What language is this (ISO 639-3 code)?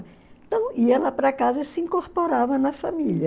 por